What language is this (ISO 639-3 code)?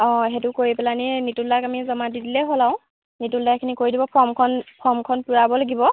asm